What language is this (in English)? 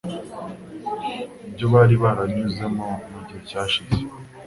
Kinyarwanda